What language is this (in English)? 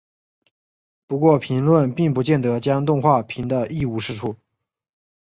Chinese